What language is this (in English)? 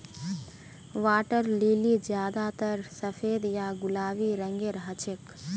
Magahi